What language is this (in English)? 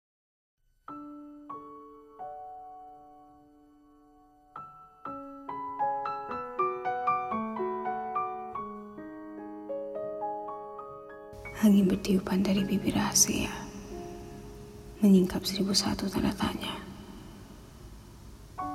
Malay